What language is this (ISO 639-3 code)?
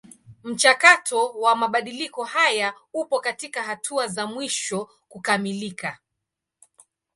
swa